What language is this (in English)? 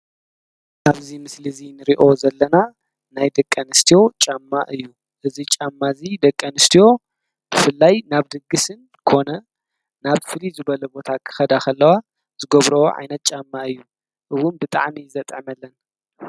Tigrinya